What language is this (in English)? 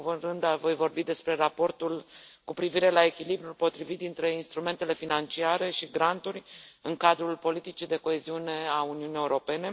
Romanian